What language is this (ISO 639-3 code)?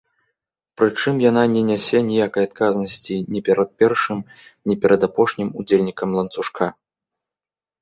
bel